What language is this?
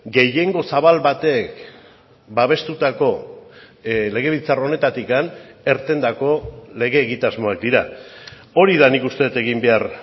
Basque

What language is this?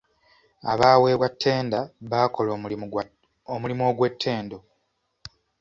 Ganda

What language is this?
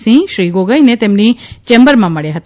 Gujarati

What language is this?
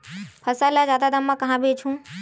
Chhattisgarhi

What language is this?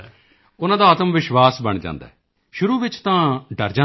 Punjabi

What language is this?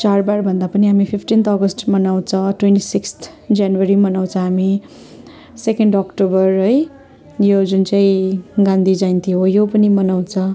Nepali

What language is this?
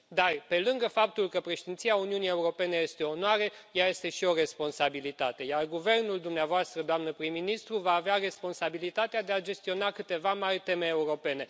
Romanian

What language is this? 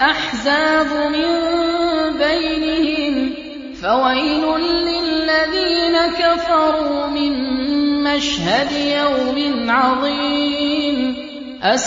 Arabic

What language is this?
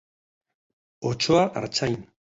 Basque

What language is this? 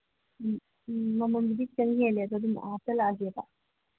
Manipuri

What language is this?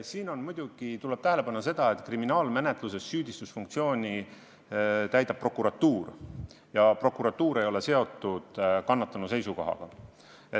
Estonian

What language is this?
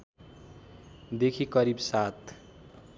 Nepali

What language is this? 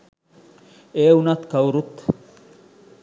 Sinhala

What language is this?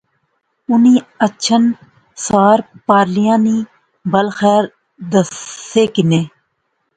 Pahari-Potwari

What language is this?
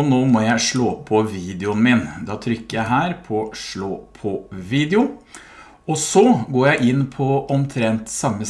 Norwegian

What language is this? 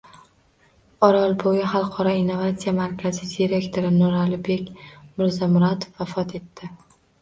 Uzbek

